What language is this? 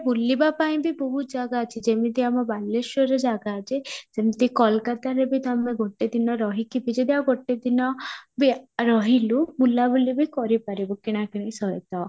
Odia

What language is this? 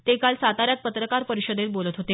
Marathi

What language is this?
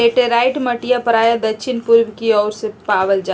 Magahi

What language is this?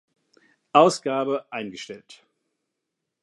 German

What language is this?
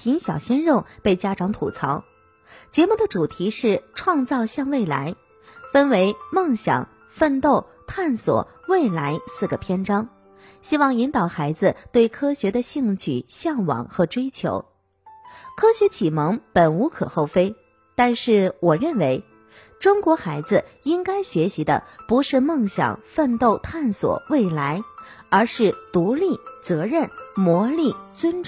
Chinese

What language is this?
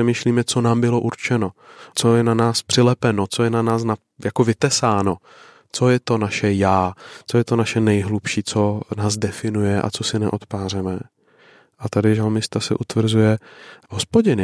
Czech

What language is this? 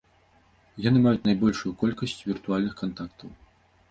Belarusian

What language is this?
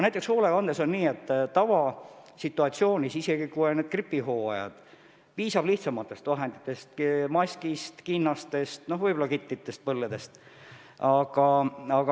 Estonian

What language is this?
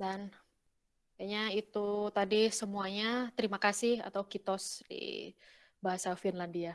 Indonesian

